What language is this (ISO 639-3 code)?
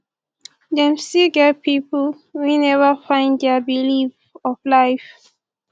pcm